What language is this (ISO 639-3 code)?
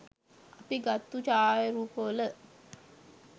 sin